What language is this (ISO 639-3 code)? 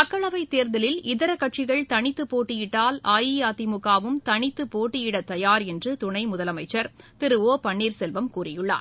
tam